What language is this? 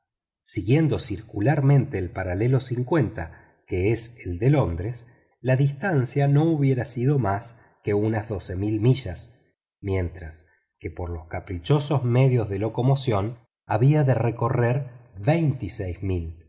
Spanish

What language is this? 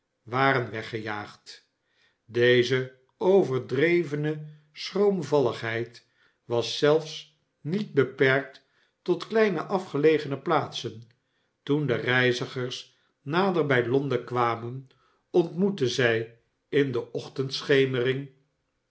Dutch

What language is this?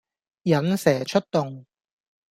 Cantonese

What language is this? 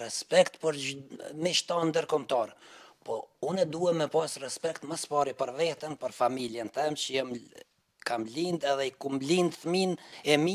Romanian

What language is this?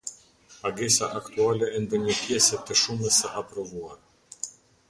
Albanian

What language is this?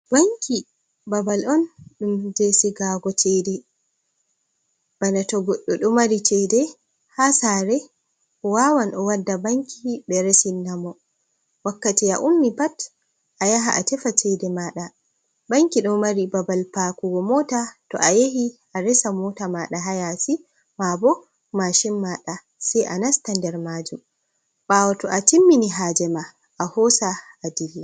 Fula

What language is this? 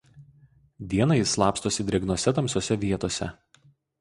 Lithuanian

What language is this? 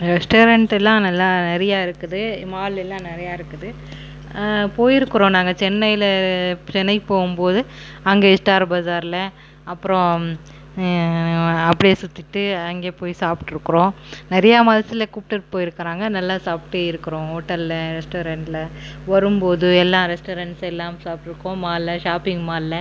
Tamil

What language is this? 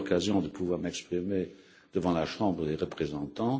French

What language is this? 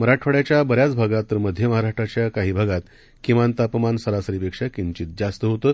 Marathi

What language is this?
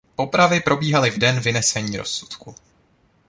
Czech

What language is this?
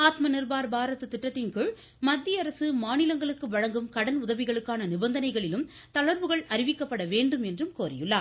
Tamil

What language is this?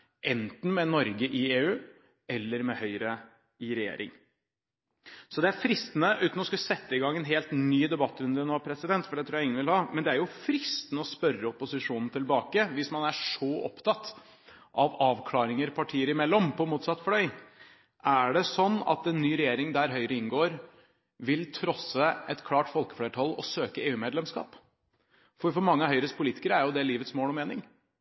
Norwegian Bokmål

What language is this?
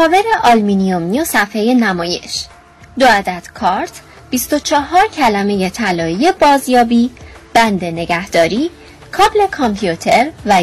Persian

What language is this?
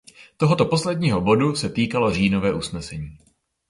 Czech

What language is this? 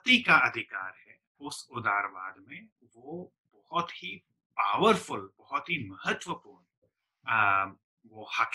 Hindi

